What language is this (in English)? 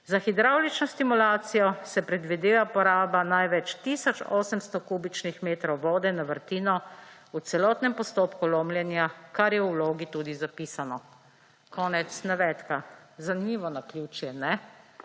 Slovenian